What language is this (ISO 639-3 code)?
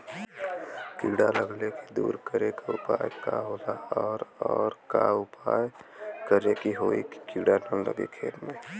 bho